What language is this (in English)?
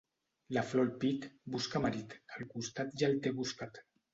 Catalan